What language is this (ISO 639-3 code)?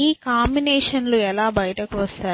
tel